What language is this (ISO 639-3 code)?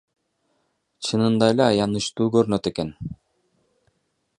kir